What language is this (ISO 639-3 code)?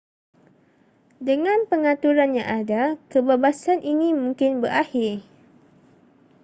msa